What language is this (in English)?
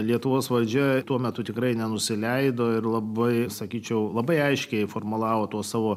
Lithuanian